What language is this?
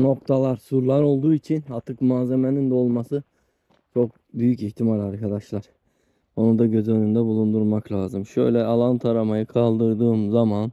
Turkish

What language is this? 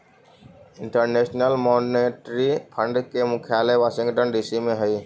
Magahi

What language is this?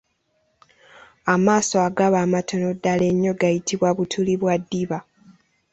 Ganda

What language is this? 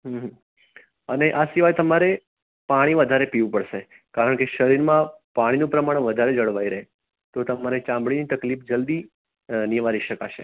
Gujarati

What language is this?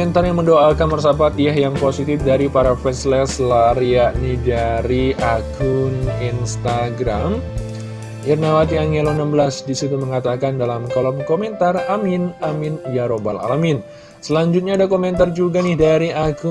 Indonesian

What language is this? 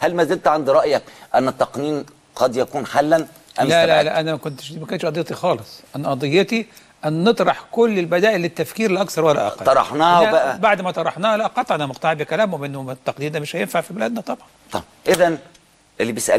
Arabic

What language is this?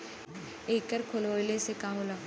Bhojpuri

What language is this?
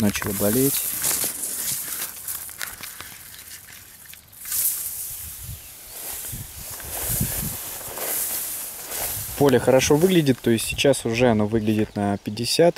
Russian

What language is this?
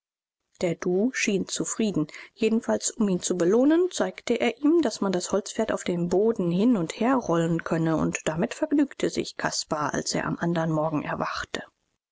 German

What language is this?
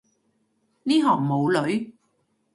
Cantonese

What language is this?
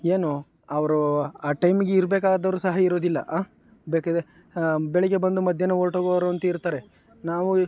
Kannada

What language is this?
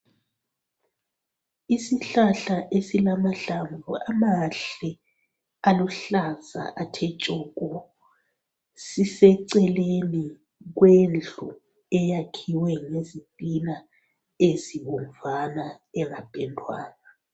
North Ndebele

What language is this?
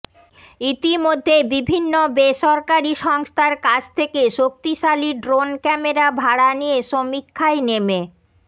Bangla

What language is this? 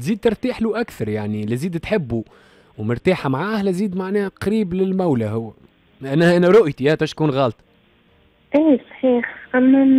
Arabic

